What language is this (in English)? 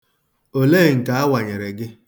Igbo